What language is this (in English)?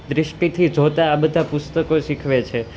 Gujarati